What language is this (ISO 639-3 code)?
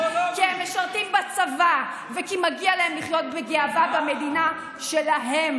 heb